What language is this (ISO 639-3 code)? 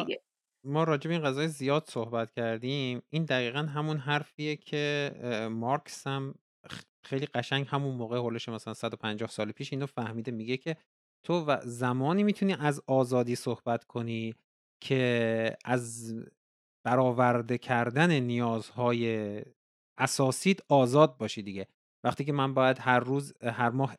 fas